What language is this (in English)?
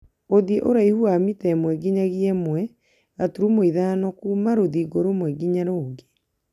Kikuyu